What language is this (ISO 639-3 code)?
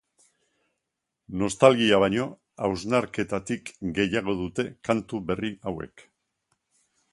eus